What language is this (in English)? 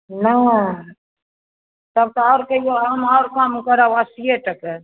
Maithili